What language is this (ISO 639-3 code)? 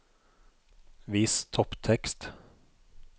nor